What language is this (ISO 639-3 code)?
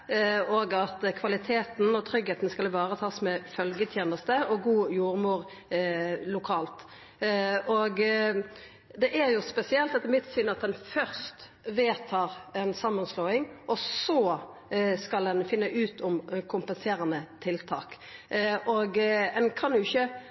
nno